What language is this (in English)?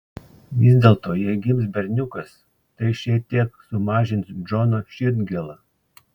Lithuanian